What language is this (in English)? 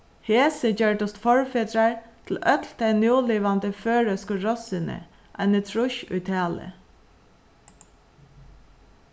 Faroese